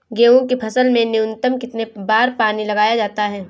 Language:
Hindi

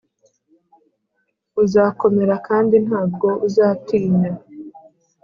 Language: Kinyarwanda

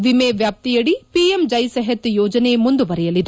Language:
Kannada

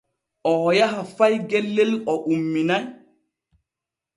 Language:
Borgu Fulfulde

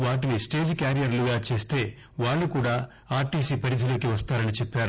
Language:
Telugu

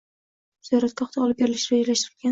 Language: Uzbek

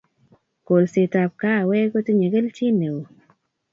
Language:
Kalenjin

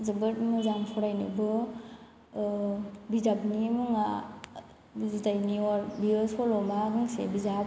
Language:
Bodo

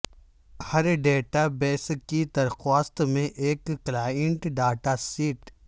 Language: Urdu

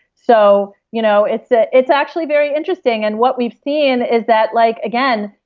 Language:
English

